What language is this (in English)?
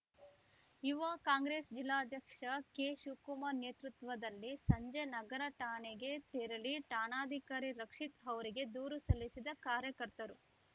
Kannada